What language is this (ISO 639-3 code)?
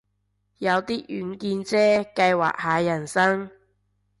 yue